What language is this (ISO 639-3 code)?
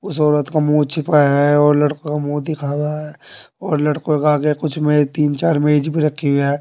hin